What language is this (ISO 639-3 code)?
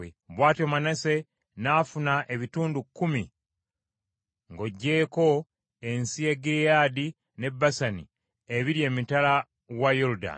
lug